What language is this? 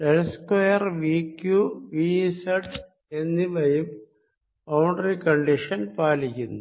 Malayalam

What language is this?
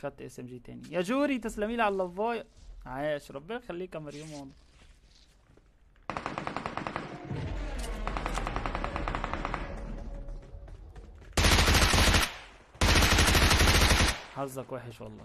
Arabic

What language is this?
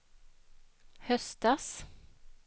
Swedish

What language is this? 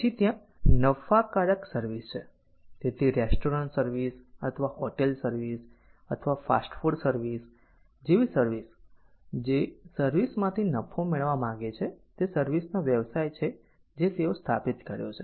Gujarati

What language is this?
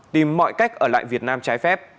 Vietnamese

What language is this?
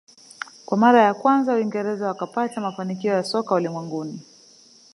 Swahili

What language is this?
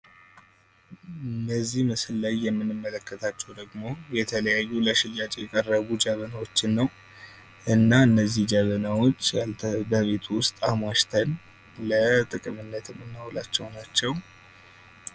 Amharic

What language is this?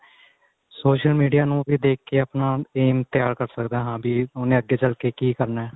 Punjabi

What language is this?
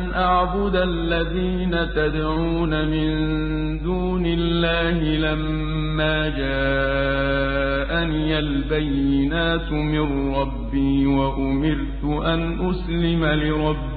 Arabic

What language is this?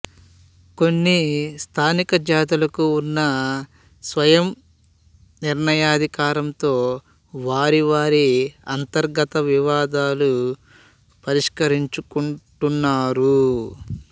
Telugu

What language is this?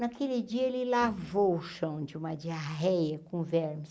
Portuguese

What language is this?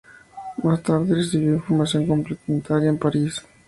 Spanish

